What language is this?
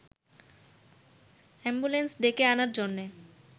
Bangla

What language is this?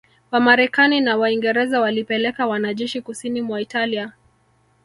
Swahili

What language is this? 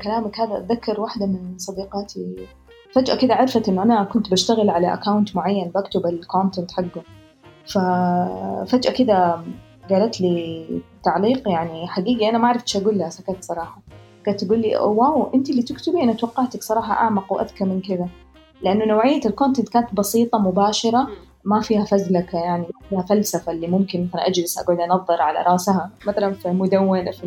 Arabic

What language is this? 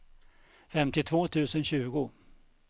Swedish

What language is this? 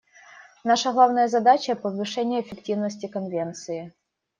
Russian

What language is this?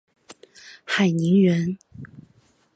Chinese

